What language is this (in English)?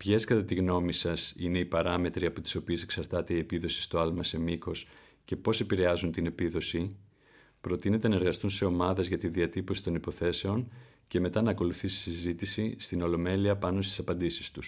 Greek